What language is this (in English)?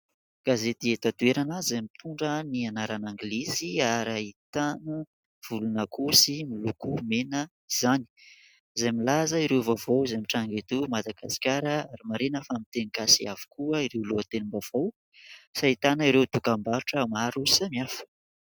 Malagasy